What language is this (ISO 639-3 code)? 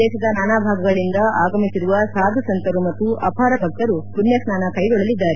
kan